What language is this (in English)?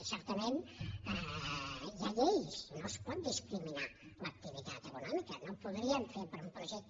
Catalan